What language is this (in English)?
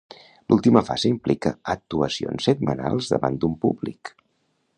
Catalan